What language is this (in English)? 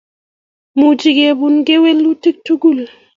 Kalenjin